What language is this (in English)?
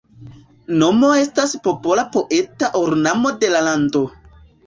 Esperanto